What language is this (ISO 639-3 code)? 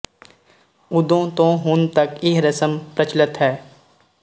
pan